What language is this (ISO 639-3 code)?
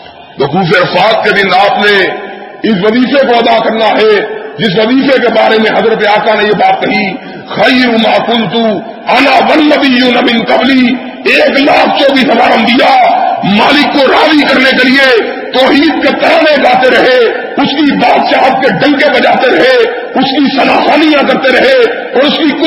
urd